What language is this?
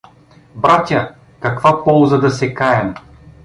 Bulgarian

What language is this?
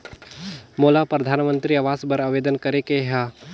Chhattisgarhi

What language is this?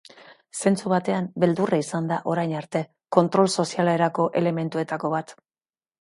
Basque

